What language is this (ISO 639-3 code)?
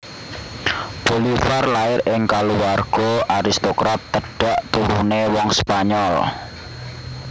jav